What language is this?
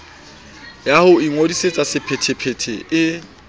Southern Sotho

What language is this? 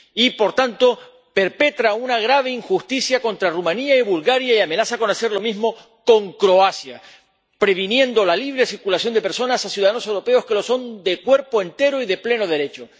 Spanish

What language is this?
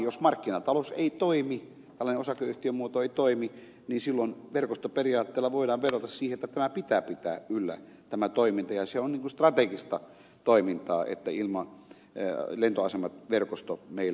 Finnish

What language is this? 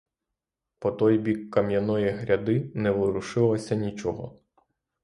Ukrainian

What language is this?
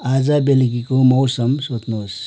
Nepali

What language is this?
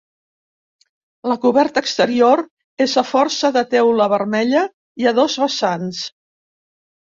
Catalan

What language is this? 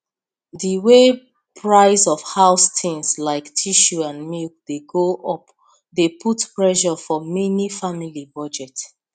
Nigerian Pidgin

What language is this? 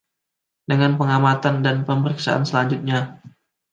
Indonesian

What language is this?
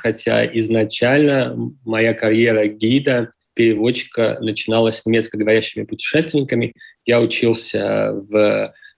Russian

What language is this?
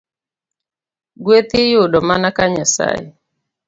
Luo (Kenya and Tanzania)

